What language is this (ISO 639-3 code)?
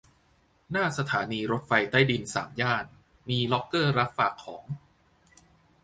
tha